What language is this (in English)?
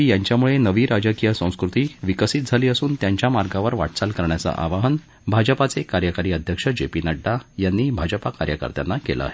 Marathi